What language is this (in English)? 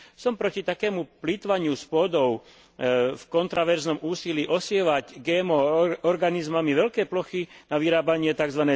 Slovak